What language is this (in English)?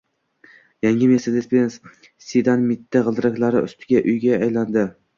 Uzbek